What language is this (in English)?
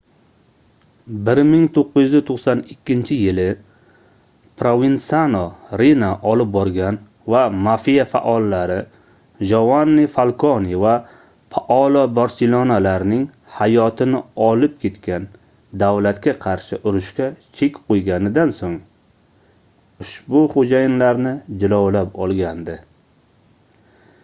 Uzbek